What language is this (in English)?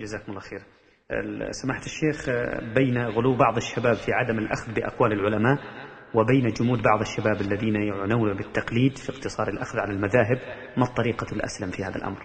Arabic